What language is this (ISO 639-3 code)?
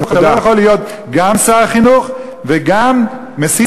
heb